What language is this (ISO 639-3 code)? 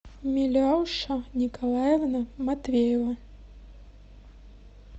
rus